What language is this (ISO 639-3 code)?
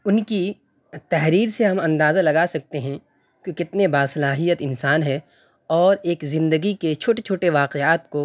urd